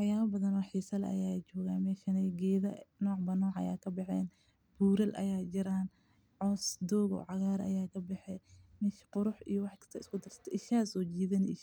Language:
Somali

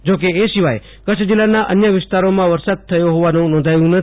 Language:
Gujarati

